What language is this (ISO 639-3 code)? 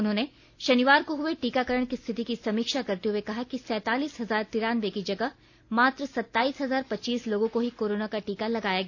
hin